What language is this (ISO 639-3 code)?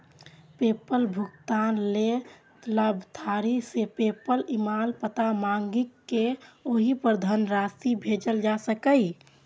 mai